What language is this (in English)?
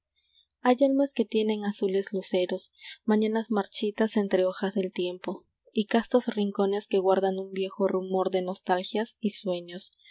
Spanish